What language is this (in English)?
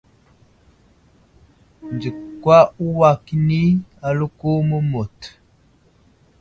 Wuzlam